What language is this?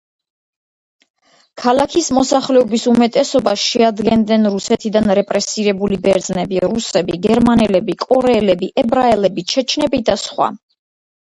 Georgian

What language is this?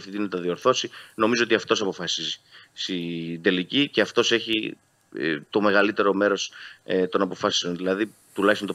Greek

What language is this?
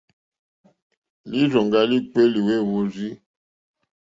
Mokpwe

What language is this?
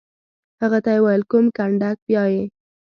Pashto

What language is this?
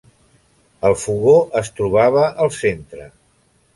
Catalan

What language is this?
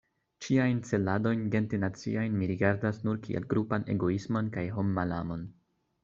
Esperanto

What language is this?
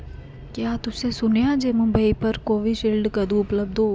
Dogri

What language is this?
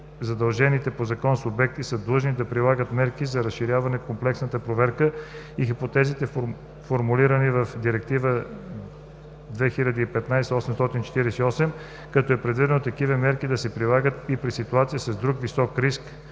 Bulgarian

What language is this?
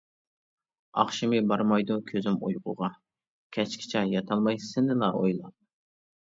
Uyghur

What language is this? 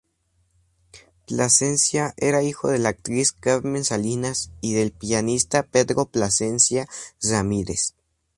Spanish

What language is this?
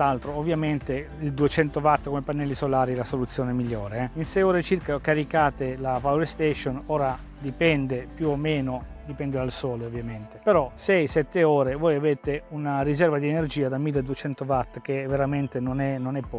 Italian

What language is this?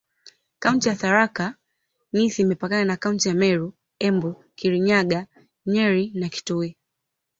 Swahili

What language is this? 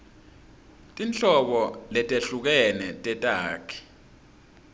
Swati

